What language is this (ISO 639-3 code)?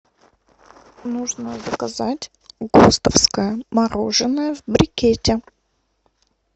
rus